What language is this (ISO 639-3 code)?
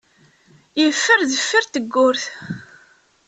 kab